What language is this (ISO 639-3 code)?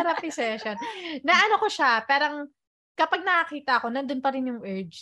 fil